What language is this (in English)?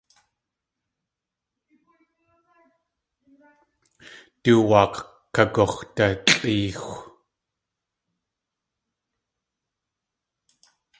Tlingit